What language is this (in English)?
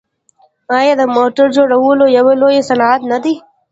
Pashto